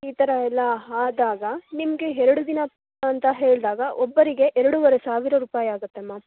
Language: Kannada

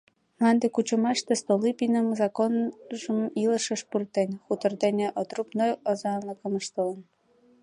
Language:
Mari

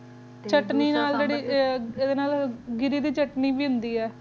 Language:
Punjabi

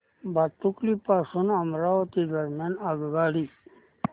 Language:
Marathi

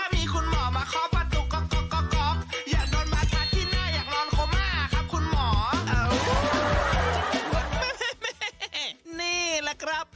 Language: Thai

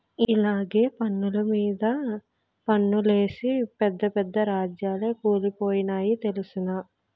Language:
Telugu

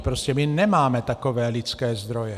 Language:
Czech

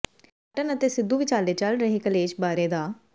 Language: Punjabi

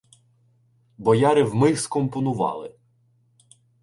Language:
Ukrainian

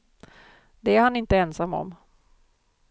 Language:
Swedish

